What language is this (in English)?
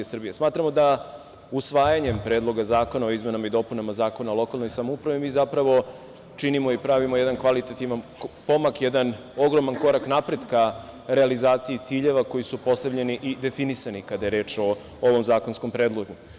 Serbian